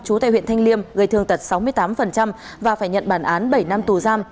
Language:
Vietnamese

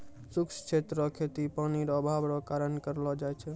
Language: Maithili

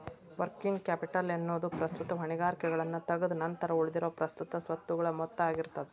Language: Kannada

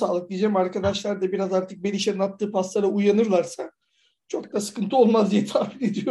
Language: Turkish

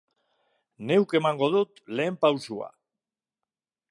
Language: Basque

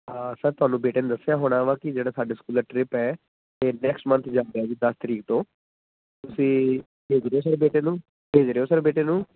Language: Punjabi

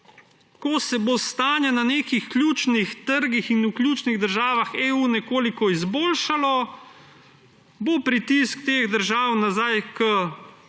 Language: Slovenian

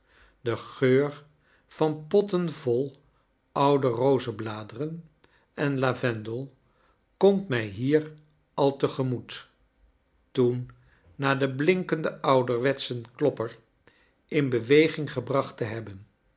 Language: Dutch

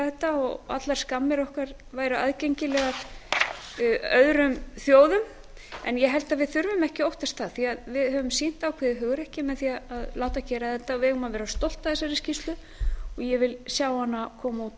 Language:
Icelandic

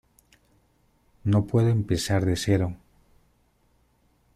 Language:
Spanish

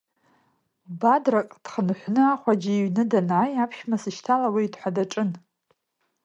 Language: Abkhazian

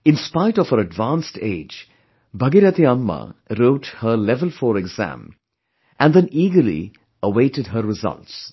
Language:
English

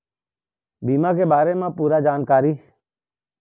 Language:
Chhattisgarhi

